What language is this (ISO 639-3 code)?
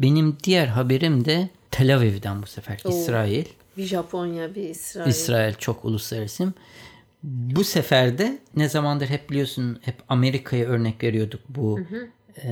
tur